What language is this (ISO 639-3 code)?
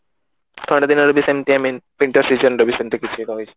ori